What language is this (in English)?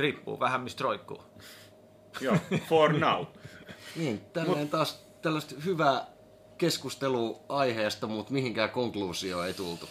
Finnish